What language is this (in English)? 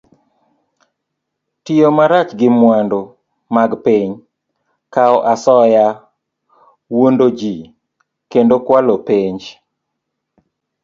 Luo (Kenya and Tanzania)